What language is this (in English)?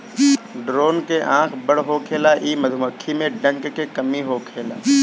Bhojpuri